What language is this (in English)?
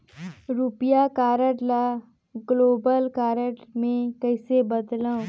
Chhattisgarhi